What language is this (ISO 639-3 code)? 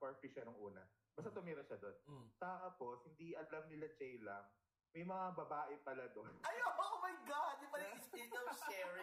fil